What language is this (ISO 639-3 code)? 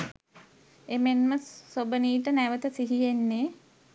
sin